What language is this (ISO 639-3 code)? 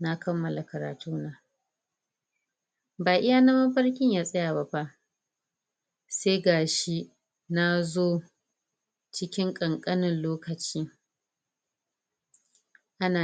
hau